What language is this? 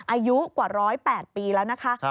Thai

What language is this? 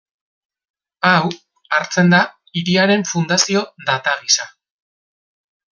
Basque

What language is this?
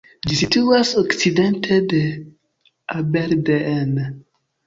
Esperanto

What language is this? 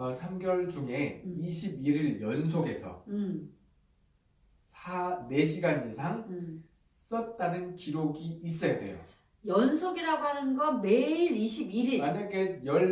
Korean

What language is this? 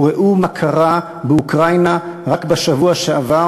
Hebrew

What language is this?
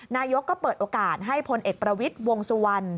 Thai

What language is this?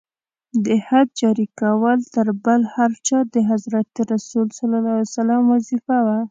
Pashto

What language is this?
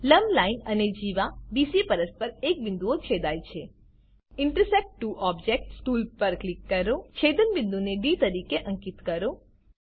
Gujarati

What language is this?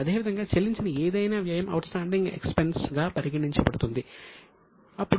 Telugu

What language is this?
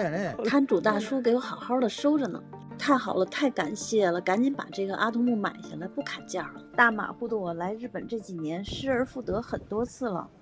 Chinese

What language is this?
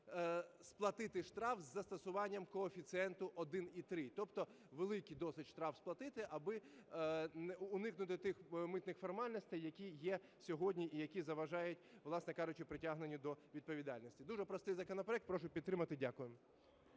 Ukrainian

